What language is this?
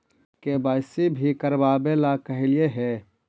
Magahi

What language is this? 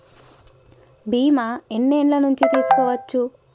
Telugu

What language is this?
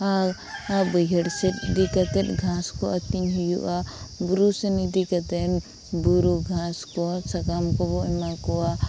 Santali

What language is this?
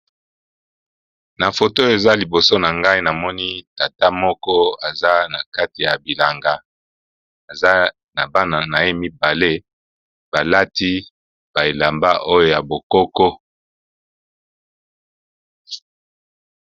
Lingala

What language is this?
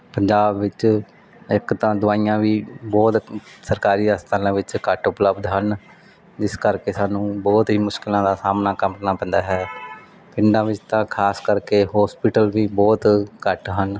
Punjabi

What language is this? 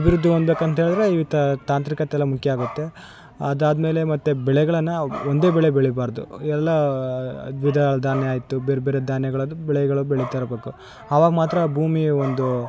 Kannada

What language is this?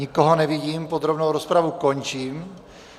Czech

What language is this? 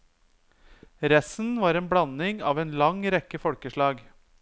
Norwegian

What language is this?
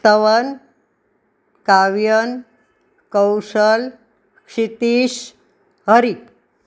Gujarati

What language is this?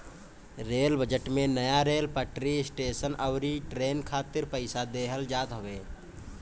Bhojpuri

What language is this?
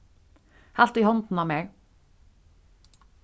Faroese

